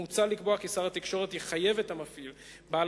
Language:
Hebrew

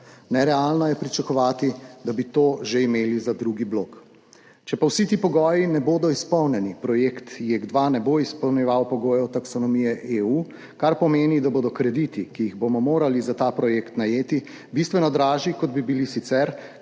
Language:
Slovenian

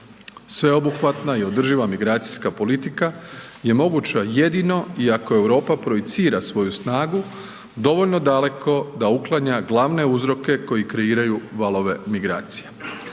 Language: Croatian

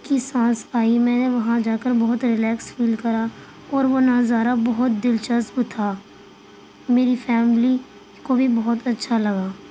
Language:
Urdu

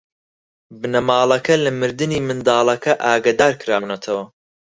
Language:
Central Kurdish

